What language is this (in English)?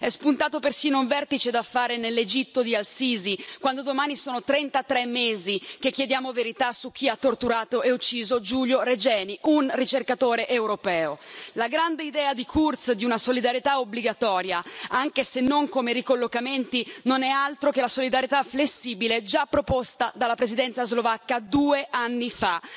Italian